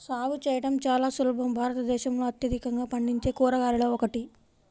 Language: Telugu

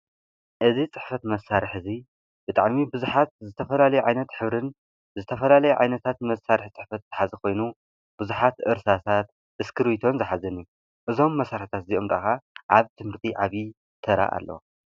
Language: Tigrinya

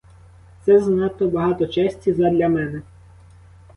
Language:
Ukrainian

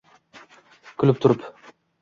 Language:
Uzbek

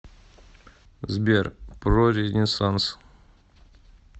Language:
Russian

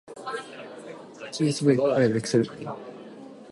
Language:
Japanese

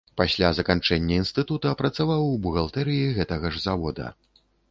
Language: Belarusian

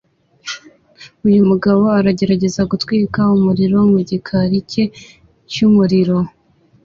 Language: Kinyarwanda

